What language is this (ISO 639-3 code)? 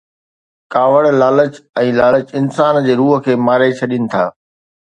snd